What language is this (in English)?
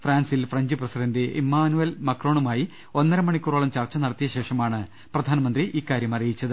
Malayalam